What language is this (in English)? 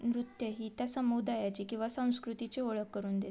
Marathi